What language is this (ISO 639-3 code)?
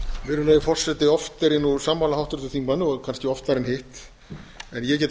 isl